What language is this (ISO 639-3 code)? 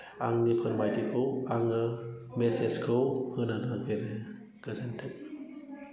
brx